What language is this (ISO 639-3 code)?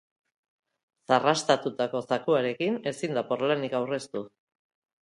eus